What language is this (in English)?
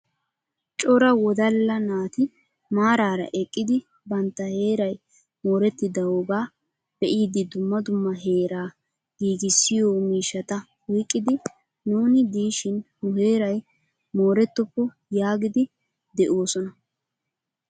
Wolaytta